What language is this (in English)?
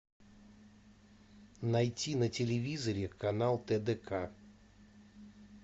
Russian